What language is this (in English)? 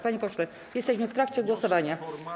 Polish